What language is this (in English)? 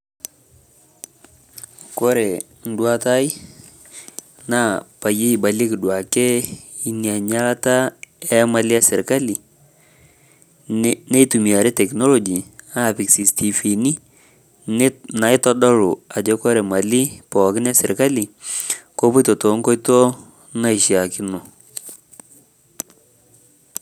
Masai